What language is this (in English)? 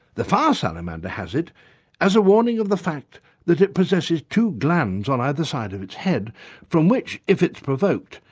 English